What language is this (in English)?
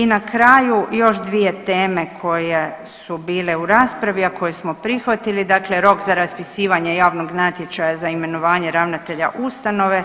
Croatian